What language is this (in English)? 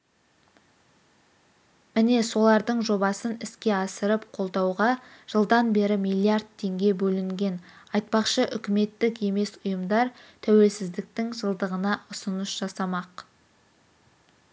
Kazakh